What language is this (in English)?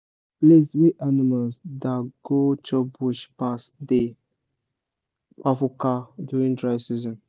Nigerian Pidgin